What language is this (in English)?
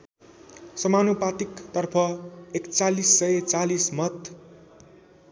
Nepali